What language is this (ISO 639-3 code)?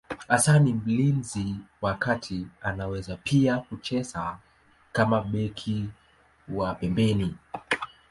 swa